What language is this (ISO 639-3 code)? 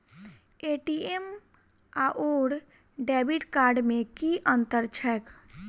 mai